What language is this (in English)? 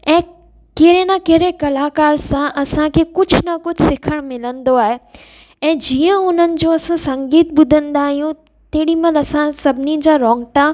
Sindhi